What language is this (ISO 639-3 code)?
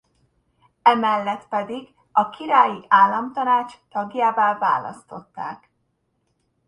hun